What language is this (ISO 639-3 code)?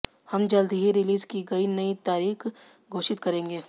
hin